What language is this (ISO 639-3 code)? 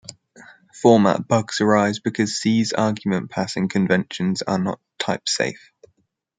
eng